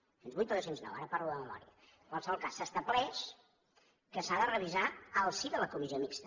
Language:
Catalan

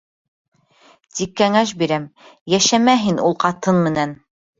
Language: Bashkir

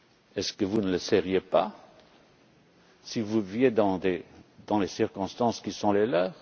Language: French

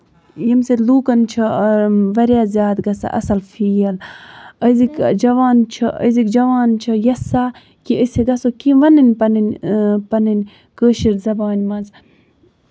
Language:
Kashmiri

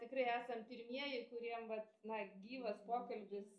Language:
Lithuanian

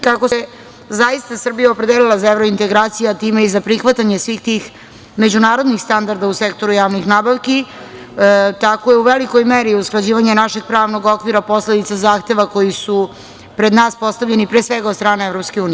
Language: Serbian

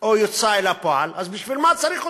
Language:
Hebrew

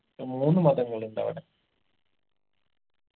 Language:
Malayalam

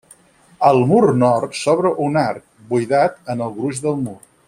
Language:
Catalan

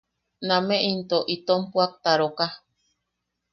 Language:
Yaqui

